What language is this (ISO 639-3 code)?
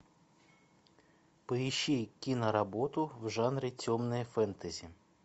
rus